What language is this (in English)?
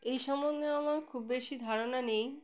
Bangla